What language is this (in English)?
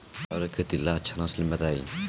Bhojpuri